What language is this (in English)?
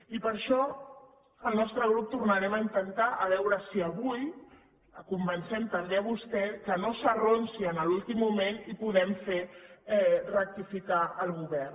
Catalan